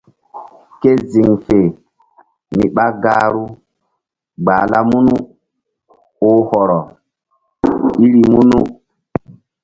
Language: Mbum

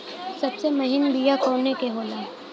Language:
Bhojpuri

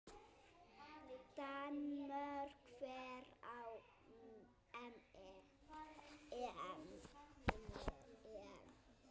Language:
Icelandic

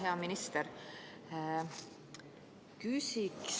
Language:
Estonian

